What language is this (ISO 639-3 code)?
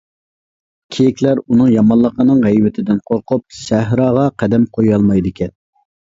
uig